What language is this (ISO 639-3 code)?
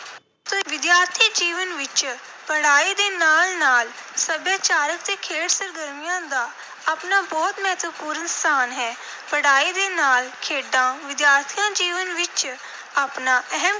pan